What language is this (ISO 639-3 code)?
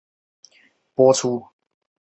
zho